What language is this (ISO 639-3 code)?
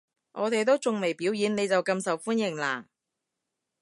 yue